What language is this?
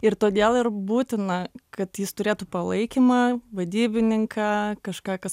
Lithuanian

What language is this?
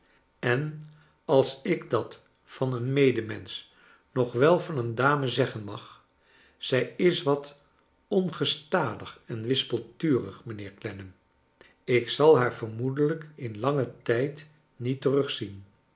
Dutch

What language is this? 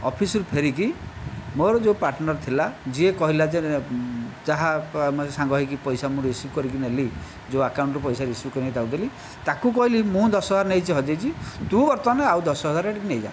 Odia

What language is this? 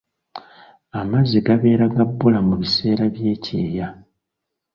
Ganda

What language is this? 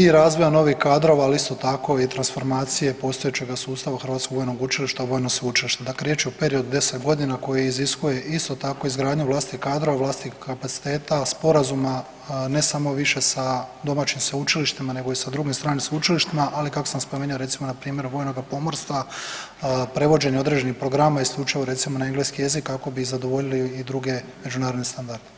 Croatian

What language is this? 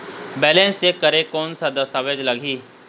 Chhattisgarhi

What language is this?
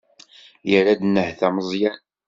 Kabyle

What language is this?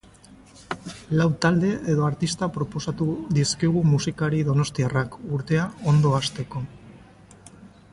Basque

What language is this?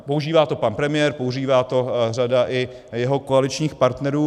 Czech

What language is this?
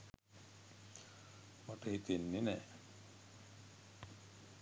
Sinhala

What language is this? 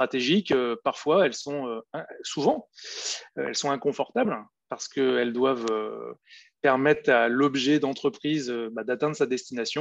French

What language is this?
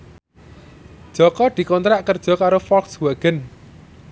Javanese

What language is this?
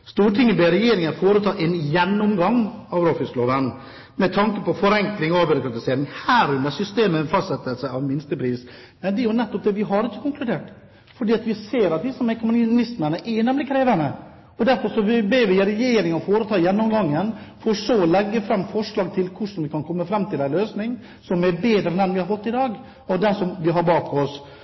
Norwegian Bokmål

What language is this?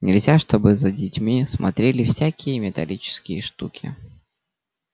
Russian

